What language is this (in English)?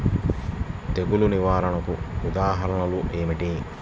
Telugu